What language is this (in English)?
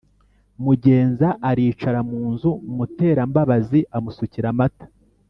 Kinyarwanda